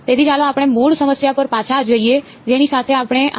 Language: Gujarati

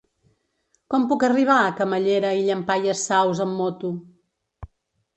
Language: Catalan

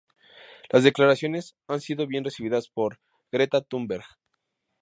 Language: Spanish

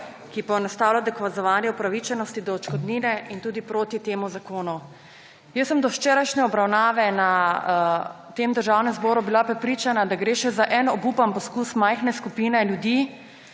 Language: Slovenian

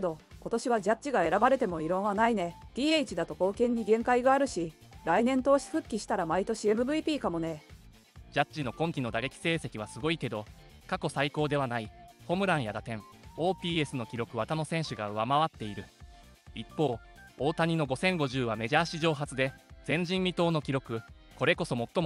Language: Japanese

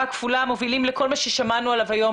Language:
Hebrew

